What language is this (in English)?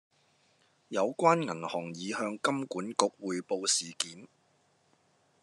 Cantonese